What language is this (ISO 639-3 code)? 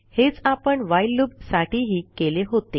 mar